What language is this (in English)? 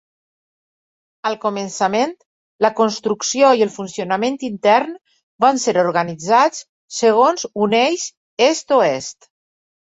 Catalan